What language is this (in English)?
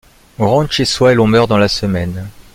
French